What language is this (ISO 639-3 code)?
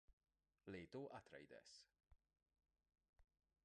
hun